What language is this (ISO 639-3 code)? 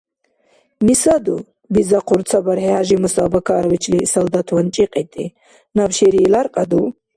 dar